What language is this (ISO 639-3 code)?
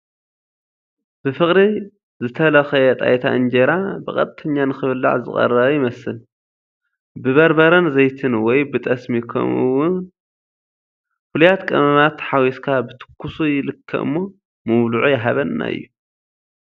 tir